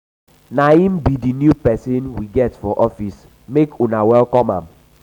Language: Nigerian Pidgin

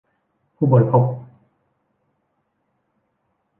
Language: Thai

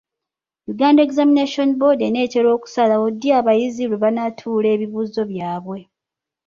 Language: Ganda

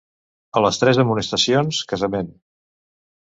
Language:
Catalan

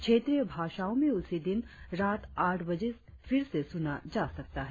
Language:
Hindi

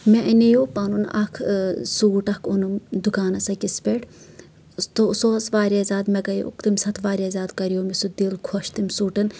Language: Kashmiri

